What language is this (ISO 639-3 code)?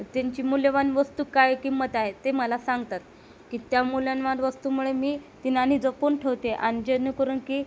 mar